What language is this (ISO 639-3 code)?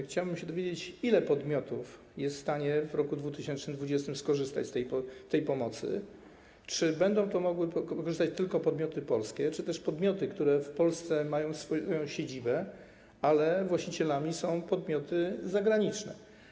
pol